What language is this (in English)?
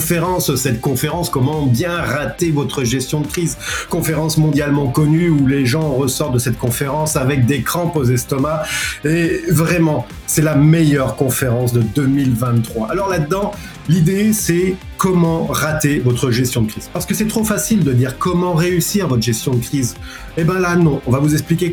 French